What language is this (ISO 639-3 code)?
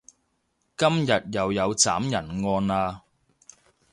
yue